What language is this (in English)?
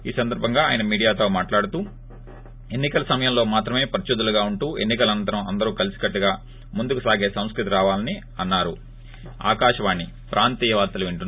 Telugu